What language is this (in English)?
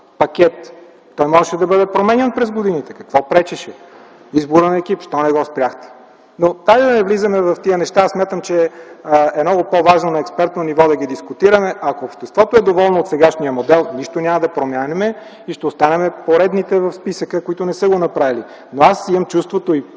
Bulgarian